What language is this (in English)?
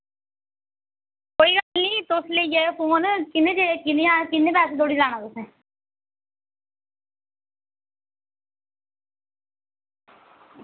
Dogri